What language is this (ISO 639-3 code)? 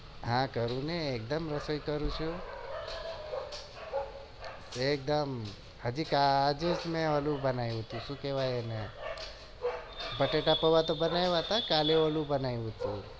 guj